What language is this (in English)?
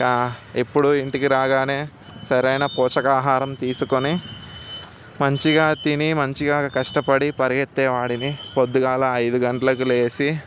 Telugu